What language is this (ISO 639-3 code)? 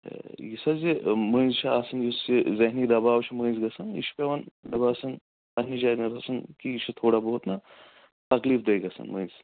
kas